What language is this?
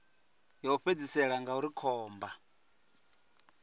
Venda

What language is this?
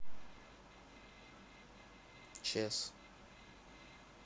Russian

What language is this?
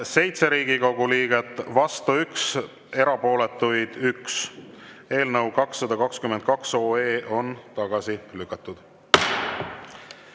Estonian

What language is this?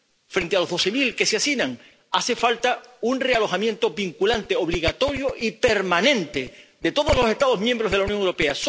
Spanish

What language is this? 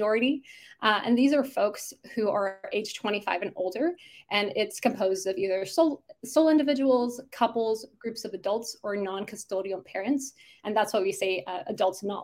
English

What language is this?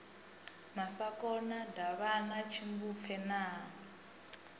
Venda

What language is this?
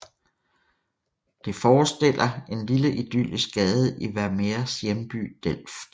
Danish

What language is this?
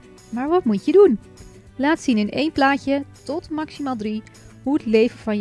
Dutch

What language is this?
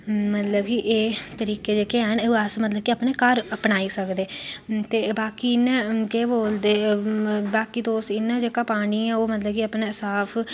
Dogri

